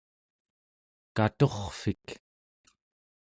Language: Central Yupik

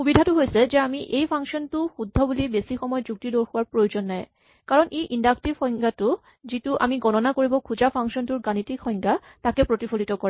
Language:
Assamese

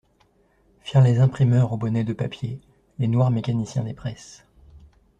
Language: French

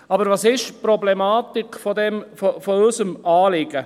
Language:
Swiss German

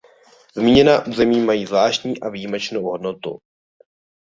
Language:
Czech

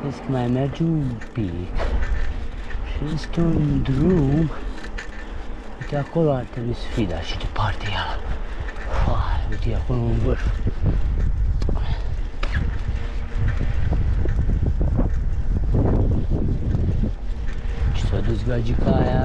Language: Romanian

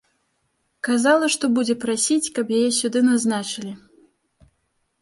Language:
Belarusian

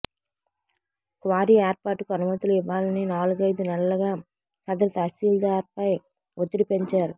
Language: Telugu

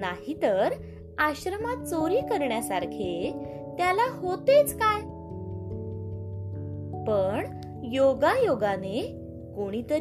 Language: Marathi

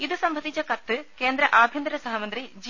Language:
Malayalam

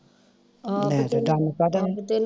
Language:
Punjabi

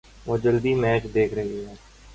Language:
Urdu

